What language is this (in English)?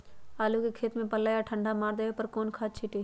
Magahi